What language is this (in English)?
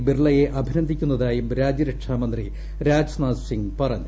Malayalam